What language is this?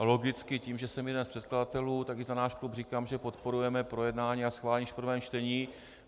Czech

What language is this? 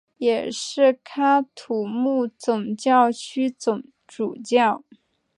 Chinese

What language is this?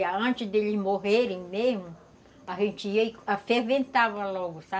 Portuguese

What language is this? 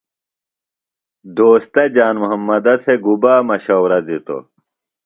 Phalura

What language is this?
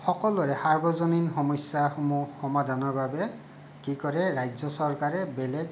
Assamese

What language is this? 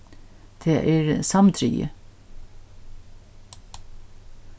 Faroese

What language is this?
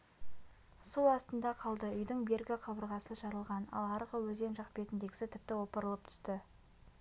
Kazakh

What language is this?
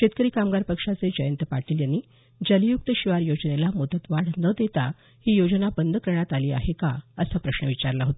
Marathi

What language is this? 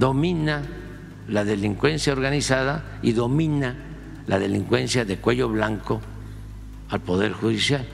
Spanish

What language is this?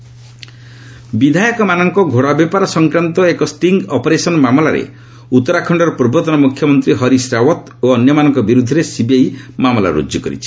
Odia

